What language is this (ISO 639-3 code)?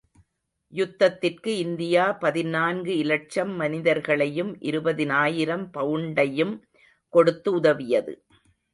tam